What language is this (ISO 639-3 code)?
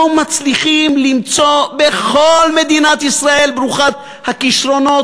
heb